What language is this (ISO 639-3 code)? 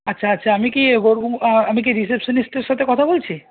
ben